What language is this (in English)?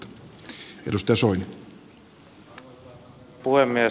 Finnish